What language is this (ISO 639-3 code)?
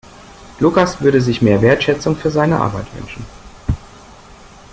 deu